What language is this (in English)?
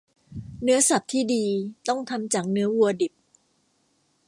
Thai